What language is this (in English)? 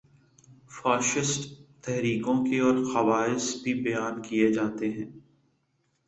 Urdu